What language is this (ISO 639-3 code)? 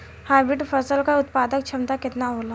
bho